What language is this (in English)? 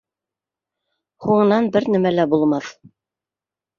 Bashkir